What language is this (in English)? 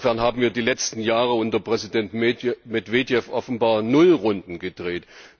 German